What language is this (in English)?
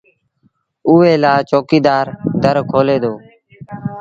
Sindhi Bhil